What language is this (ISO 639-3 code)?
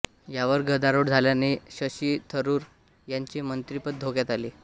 mar